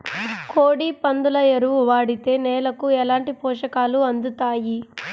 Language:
Telugu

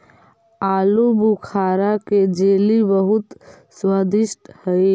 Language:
Magahi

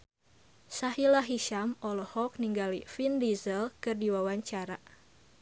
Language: Sundanese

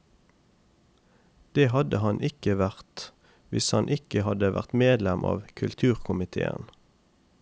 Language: Norwegian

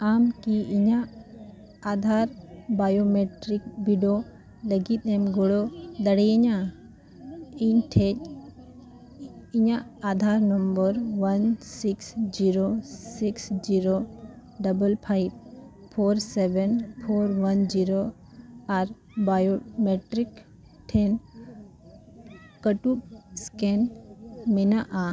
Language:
Santali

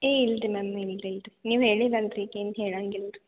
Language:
Kannada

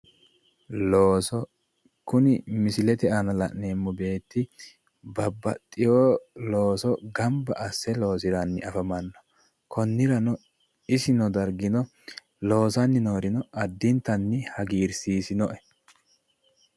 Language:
Sidamo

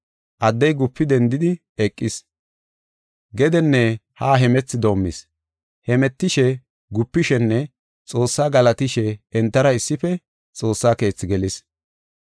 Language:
Gofa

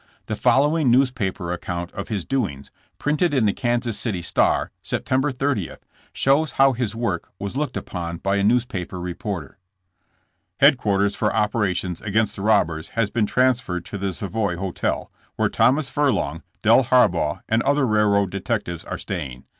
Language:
English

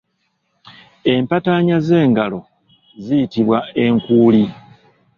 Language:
Ganda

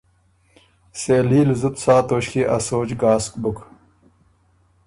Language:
Ormuri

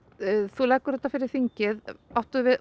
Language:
Icelandic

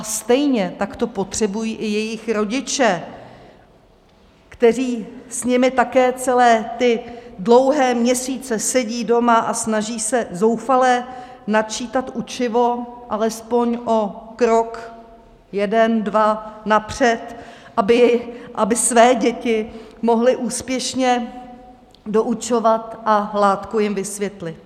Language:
Czech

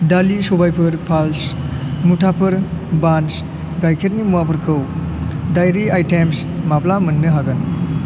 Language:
Bodo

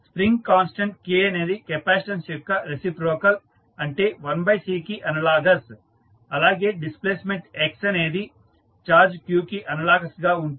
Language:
Telugu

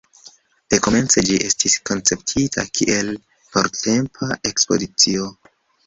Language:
Esperanto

